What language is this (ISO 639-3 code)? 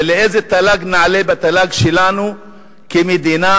heb